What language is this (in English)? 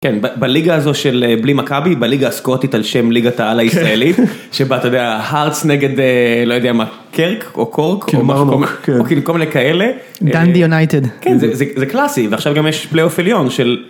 Hebrew